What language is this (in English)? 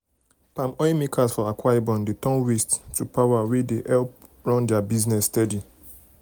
Nigerian Pidgin